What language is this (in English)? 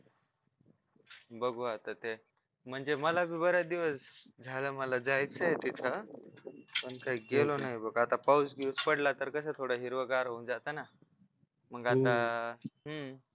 Marathi